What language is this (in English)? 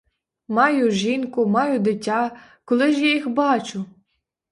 Ukrainian